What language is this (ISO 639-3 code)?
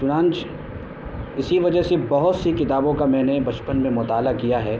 urd